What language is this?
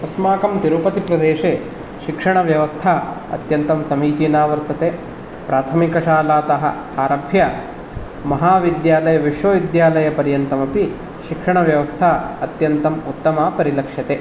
Sanskrit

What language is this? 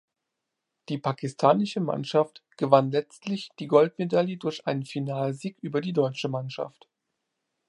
German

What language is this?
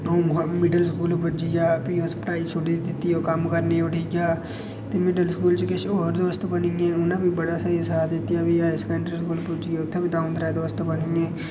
Dogri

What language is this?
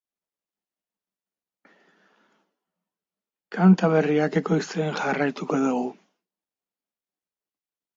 Basque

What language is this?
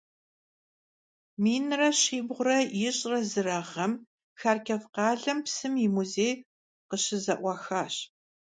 Kabardian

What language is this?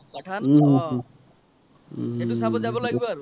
Assamese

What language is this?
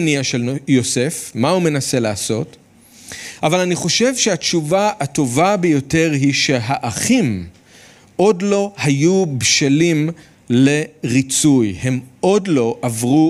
Hebrew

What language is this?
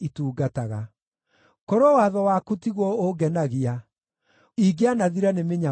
Kikuyu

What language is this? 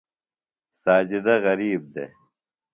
Phalura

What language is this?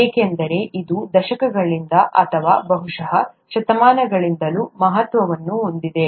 Kannada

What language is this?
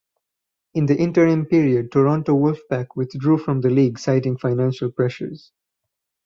English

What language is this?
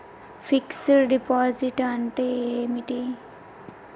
Telugu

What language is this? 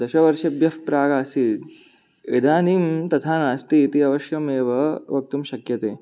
Sanskrit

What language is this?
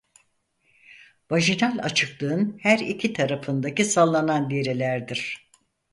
Turkish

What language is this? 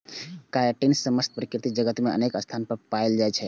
Maithili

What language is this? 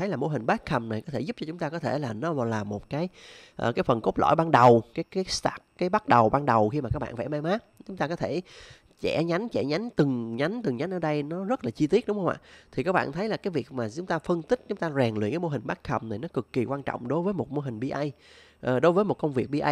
Vietnamese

